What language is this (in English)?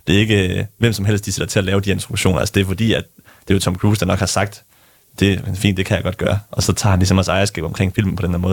Danish